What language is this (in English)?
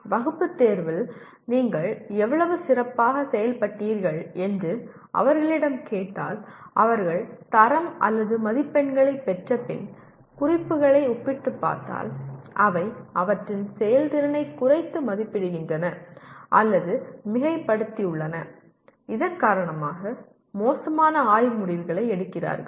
Tamil